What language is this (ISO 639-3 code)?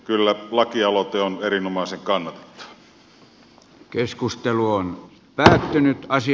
fin